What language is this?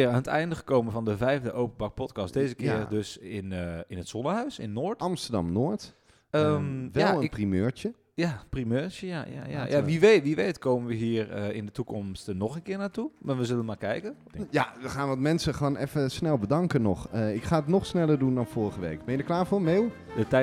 Dutch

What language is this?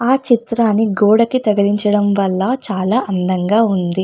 Telugu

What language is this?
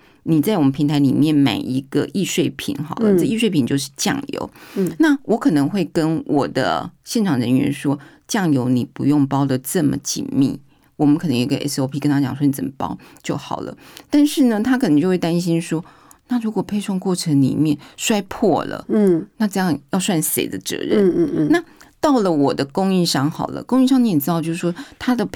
Chinese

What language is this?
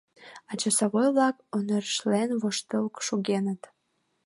Mari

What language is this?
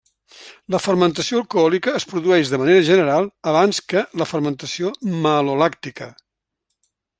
Catalan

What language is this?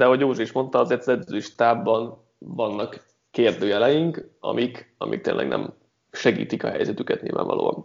Hungarian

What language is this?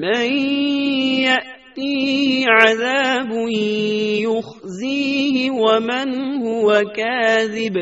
Urdu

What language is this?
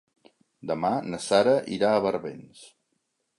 Catalan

